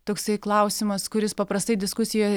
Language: Lithuanian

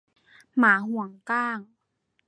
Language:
Thai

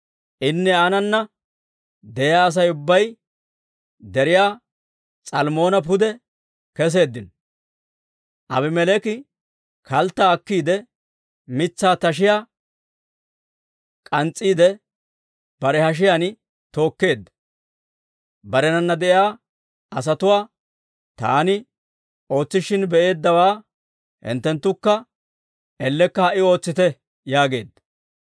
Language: Dawro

